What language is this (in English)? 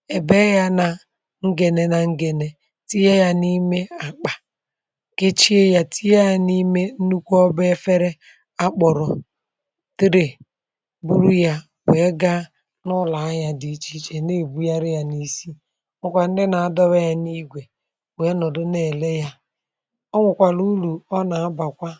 Igbo